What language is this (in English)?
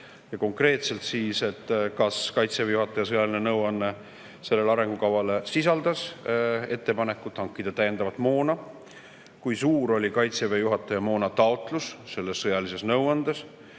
Estonian